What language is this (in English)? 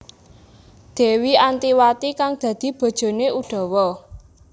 Javanese